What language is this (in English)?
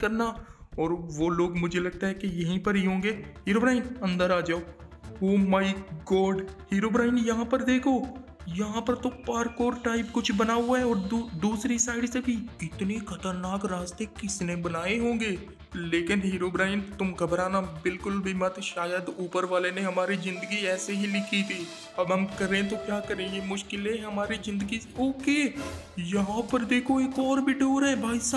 Hindi